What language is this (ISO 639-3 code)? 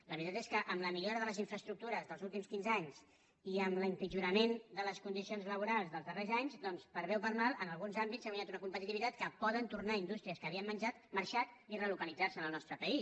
cat